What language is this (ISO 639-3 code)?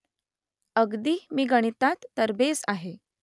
mar